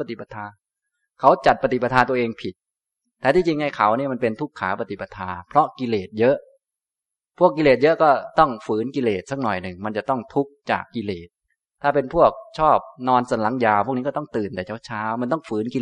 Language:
Thai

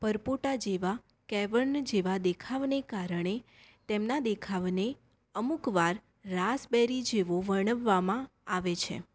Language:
Gujarati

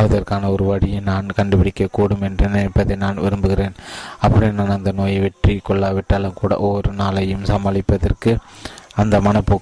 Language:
Tamil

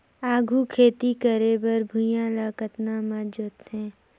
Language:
Chhattisgarhi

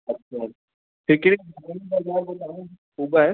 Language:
Sindhi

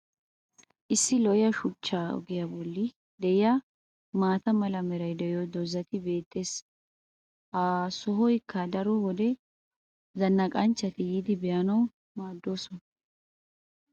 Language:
Wolaytta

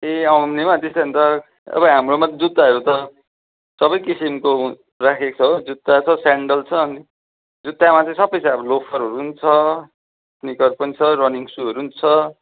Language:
Nepali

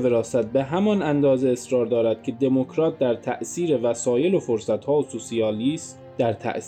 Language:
Persian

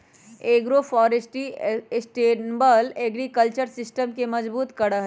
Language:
Magahi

